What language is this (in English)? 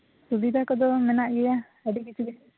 Santali